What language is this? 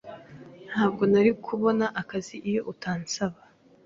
Kinyarwanda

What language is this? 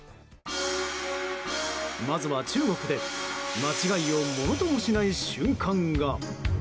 Japanese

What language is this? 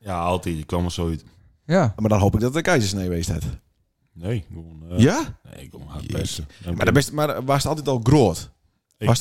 Dutch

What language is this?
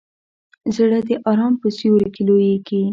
Pashto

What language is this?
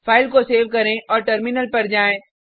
Hindi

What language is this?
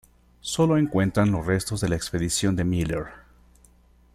Spanish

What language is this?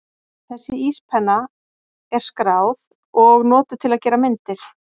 Icelandic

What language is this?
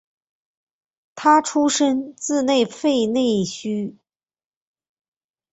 Chinese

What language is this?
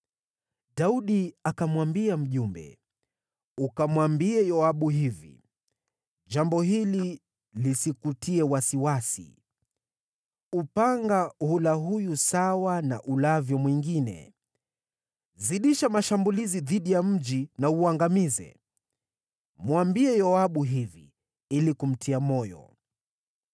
Swahili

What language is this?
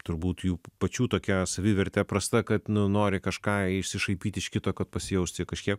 Lithuanian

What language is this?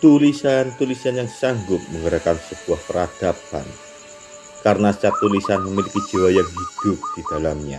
Indonesian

